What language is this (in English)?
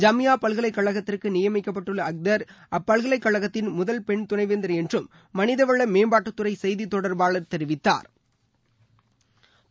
Tamil